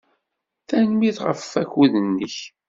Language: Kabyle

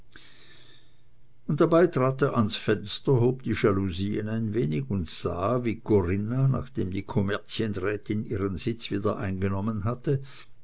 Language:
German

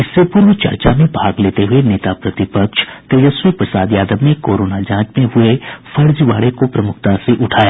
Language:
Hindi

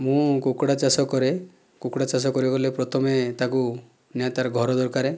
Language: Odia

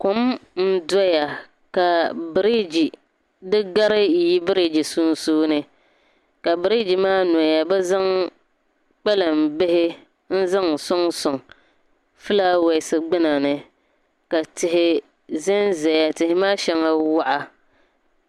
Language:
Dagbani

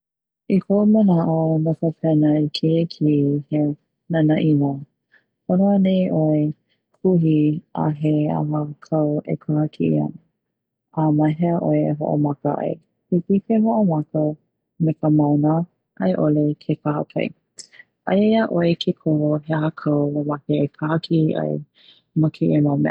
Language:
Hawaiian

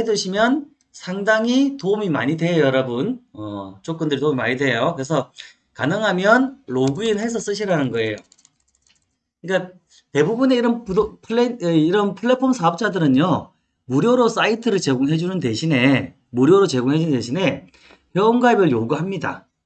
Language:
Korean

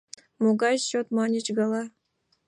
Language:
Mari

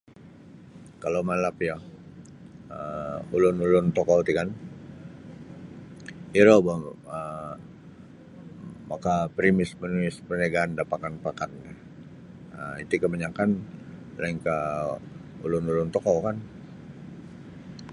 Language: Sabah Bisaya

